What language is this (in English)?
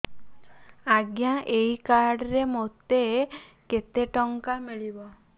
Odia